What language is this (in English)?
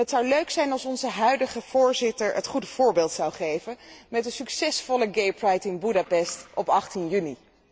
Dutch